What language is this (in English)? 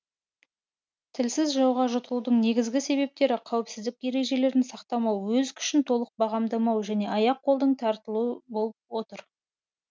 Kazakh